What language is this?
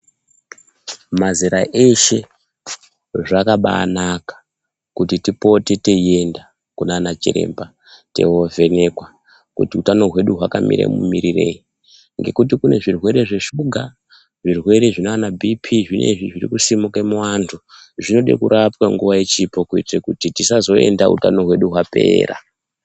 Ndau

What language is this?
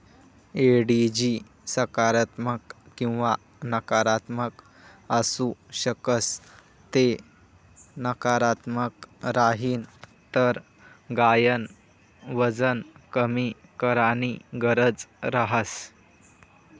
Marathi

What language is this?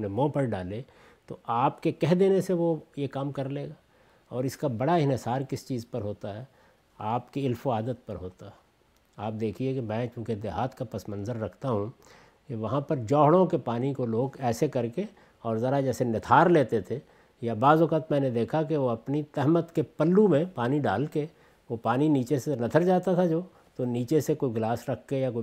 Urdu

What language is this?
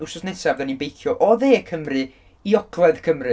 Welsh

